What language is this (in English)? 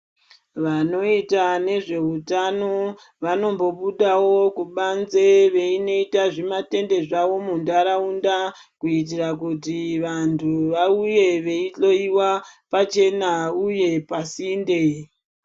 Ndau